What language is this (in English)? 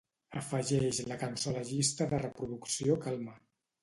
Catalan